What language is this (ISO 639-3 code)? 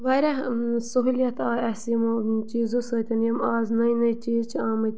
kas